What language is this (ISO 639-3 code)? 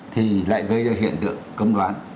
vie